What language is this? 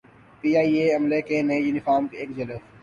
Urdu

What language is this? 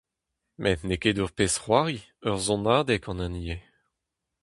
Breton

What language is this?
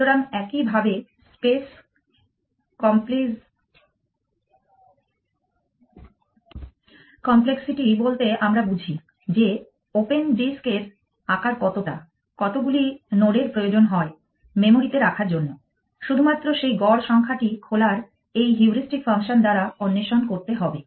Bangla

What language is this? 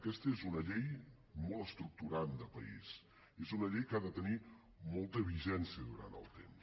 Catalan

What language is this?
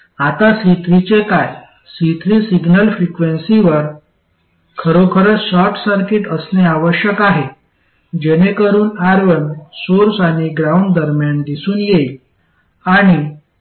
Marathi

